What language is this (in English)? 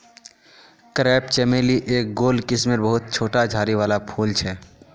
Magahi